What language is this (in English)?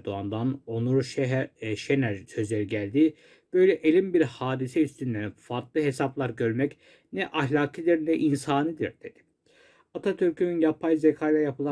Turkish